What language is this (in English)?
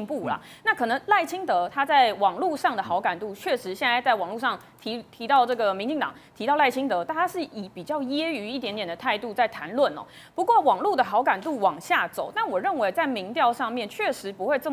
Chinese